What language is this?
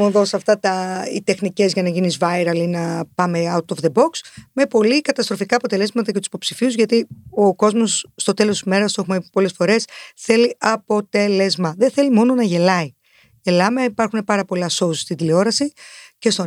Greek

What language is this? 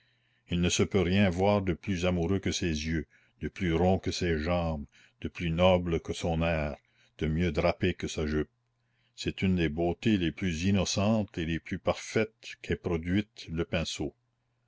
French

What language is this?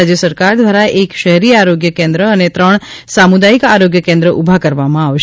Gujarati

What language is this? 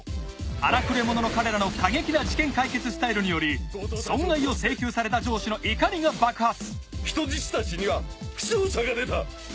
Japanese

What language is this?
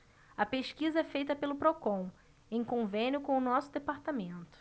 Portuguese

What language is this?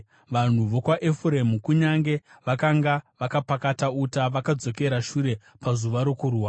Shona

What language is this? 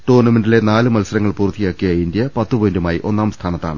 Malayalam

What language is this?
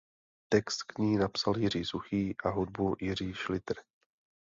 Czech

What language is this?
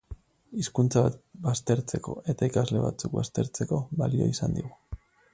Basque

